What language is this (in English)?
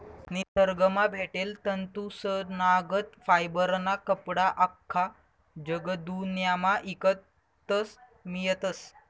Marathi